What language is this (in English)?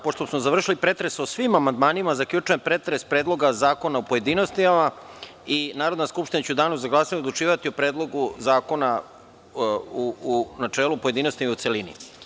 Serbian